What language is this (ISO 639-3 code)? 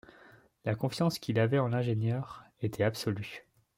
fra